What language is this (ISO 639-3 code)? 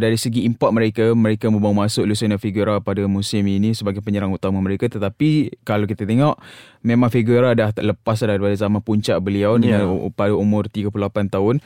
msa